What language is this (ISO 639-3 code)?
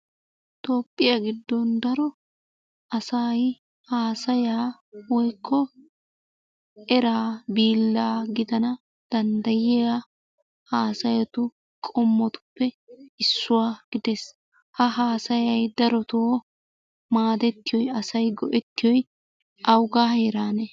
wal